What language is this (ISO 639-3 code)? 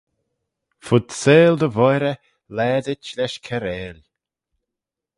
glv